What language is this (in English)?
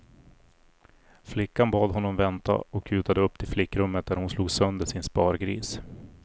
Swedish